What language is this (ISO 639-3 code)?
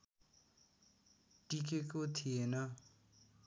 nep